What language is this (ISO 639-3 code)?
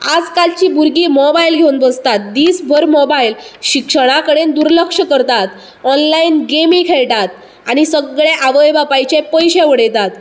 kok